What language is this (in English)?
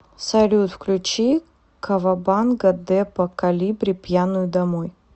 Russian